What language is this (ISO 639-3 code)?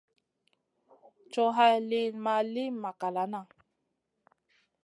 mcn